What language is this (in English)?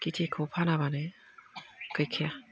Bodo